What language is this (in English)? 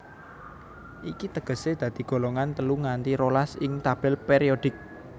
Javanese